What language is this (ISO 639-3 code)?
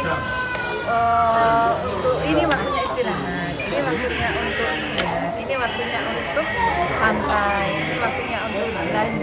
ind